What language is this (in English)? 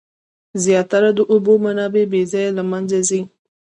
Pashto